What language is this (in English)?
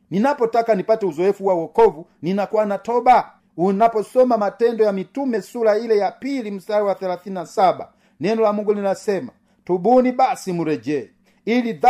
Swahili